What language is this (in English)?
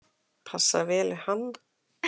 Icelandic